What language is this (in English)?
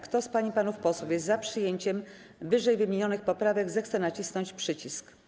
Polish